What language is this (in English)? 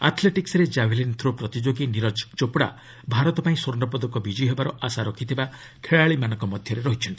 Odia